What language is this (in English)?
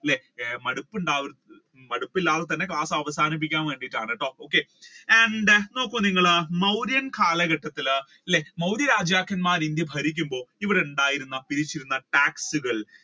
Malayalam